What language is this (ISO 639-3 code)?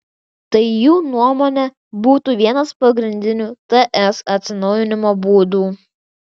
lit